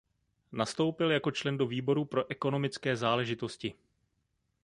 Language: Czech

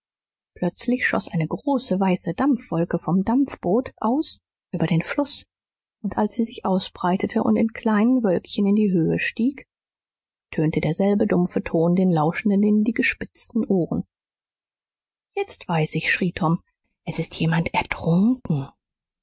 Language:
German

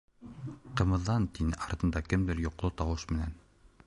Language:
Bashkir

